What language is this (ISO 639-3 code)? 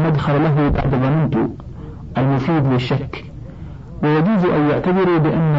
ara